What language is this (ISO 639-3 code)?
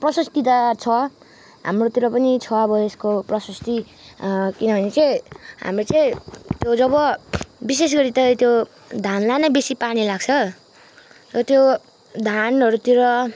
nep